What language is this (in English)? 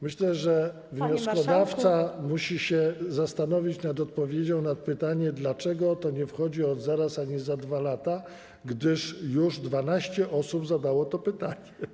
Polish